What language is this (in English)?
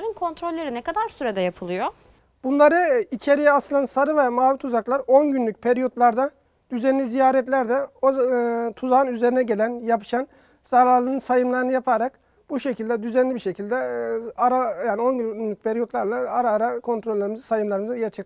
Turkish